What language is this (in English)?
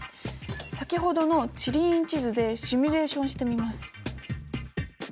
Japanese